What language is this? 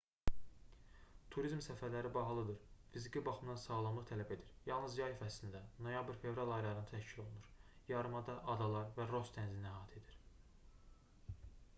Azerbaijani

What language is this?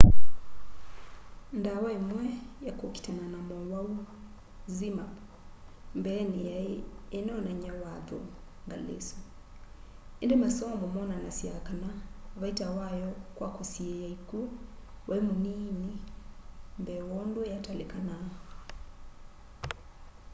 Kamba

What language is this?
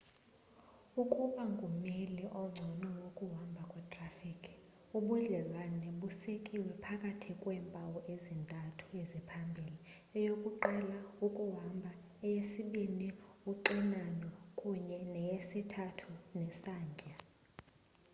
Xhosa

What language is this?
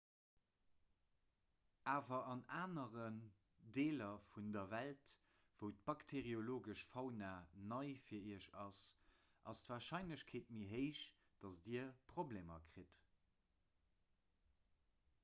Luxembourgish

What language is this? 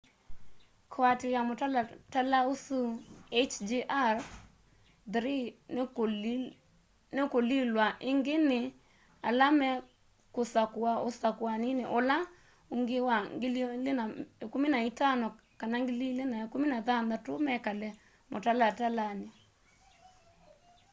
Kamba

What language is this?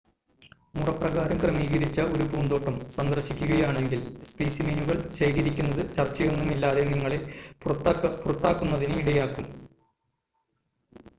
Malayalam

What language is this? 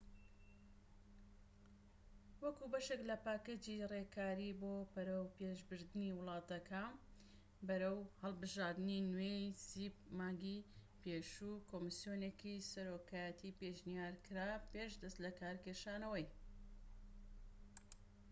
Central Kurdish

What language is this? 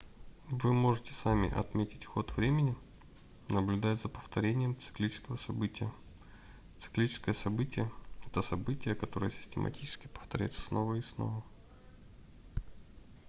Russian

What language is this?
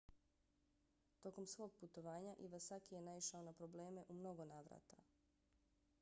Bosnian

